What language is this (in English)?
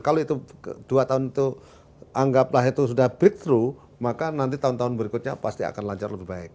Indonesian